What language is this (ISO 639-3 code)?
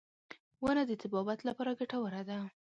pus